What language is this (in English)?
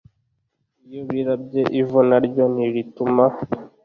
Kinyarwanda